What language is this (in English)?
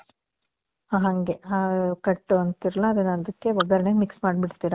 Kannada